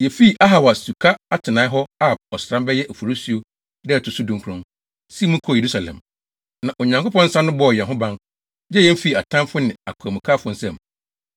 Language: Akan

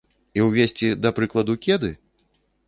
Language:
Belarusian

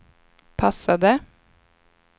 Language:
Swedish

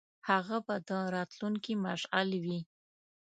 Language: Pashto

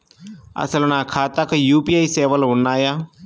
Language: Telugu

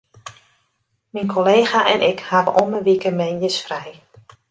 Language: Western Frisian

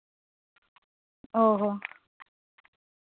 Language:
Santali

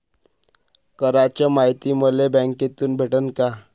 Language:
Marathi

